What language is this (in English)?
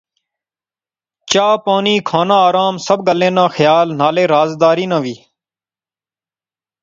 Pahari-Potwari